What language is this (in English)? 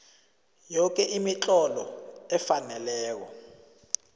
South Ndebele